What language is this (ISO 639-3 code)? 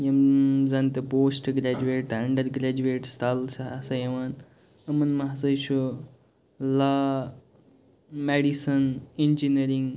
kas